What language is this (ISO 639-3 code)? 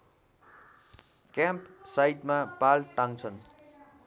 nep